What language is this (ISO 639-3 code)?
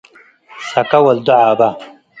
tig